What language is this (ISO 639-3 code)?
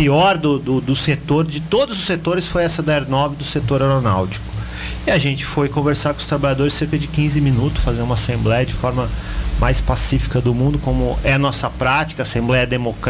por